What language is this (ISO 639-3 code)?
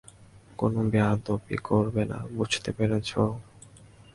ben